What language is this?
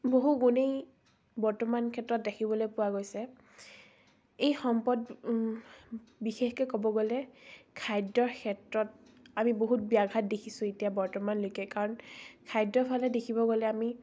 Assamese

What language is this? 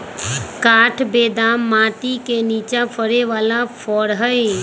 Magahi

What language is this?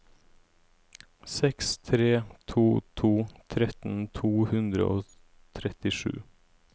Norwegian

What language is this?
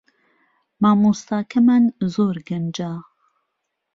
Central Kurdish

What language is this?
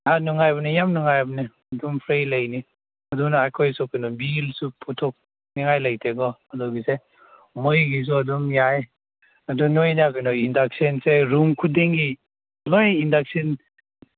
Manipuri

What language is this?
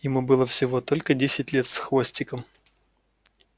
Russian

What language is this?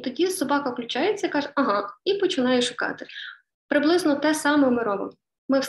Ukrainian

